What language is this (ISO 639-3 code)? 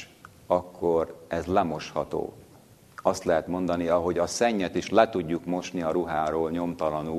hun